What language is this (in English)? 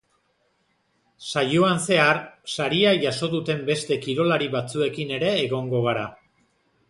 Basque